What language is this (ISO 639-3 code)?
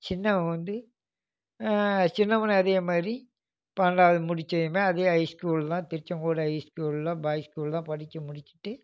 tam